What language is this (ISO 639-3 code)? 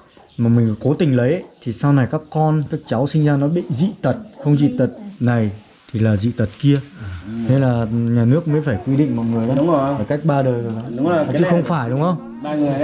vie